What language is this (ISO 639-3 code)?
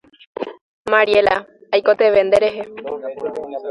grn